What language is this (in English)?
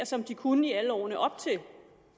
Danish